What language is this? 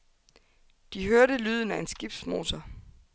Danish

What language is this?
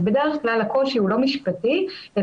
Hebrew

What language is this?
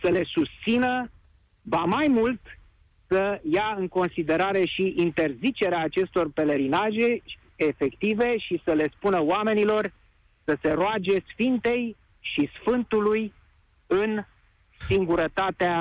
Romanian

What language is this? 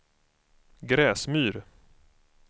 Swedish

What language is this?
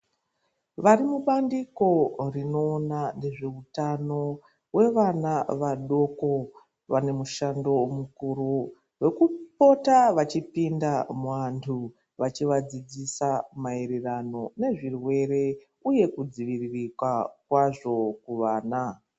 Ndau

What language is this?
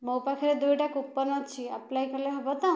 Odia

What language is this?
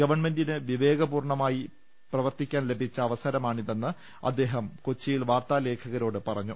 Malayalam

